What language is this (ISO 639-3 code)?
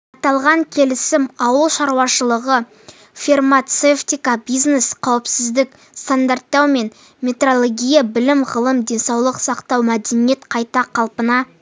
kaz